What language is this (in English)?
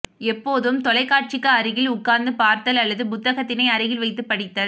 Tamil